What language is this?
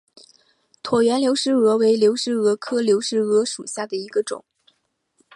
Chinese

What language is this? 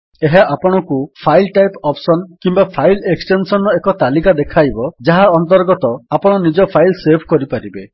Odia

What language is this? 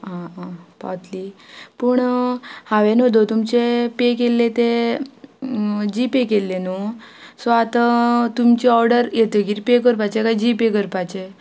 Konkani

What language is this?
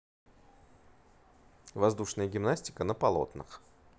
Russian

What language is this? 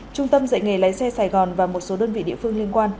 Vietnamese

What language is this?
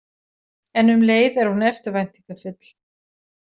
Icelandic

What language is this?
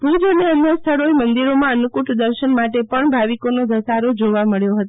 Gujarati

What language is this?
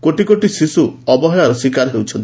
Odia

